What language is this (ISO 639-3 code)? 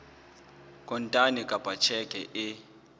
sot